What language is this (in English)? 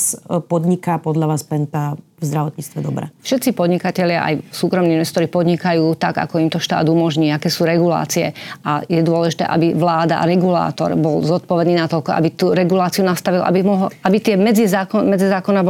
Slovak